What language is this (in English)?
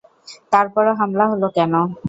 Bangla